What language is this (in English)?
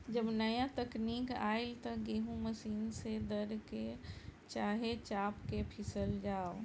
Bhojpuri